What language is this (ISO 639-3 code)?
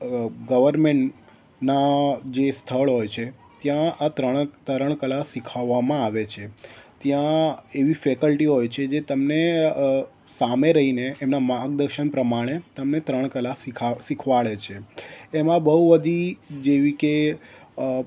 guj